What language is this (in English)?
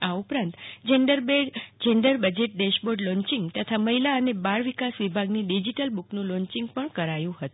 Gujarati